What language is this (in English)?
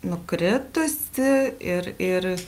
Lithuanian